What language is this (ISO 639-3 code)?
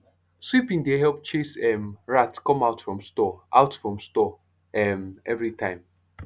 pcm